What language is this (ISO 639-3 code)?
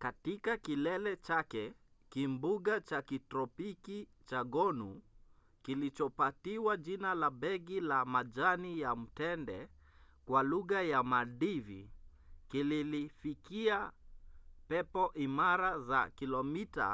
swa